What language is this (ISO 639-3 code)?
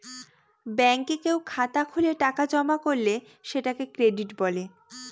ben